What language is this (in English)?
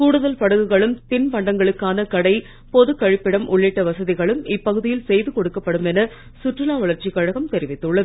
Tamil